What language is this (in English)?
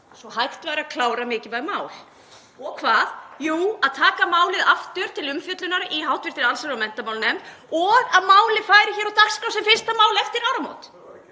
Icelandic